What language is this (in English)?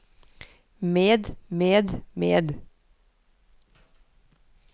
Norwegian